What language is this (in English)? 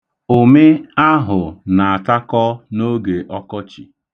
Igbo